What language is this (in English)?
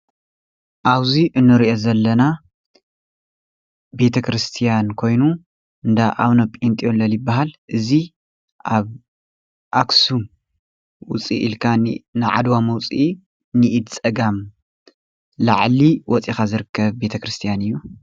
Tigrinya